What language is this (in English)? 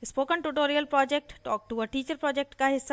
Hindi